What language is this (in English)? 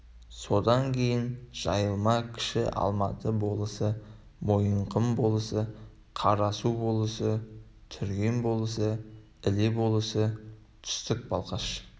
Kazakh